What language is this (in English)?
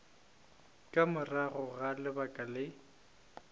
Northern Sotho